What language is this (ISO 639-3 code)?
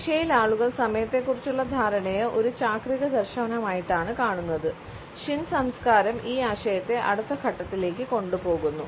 mal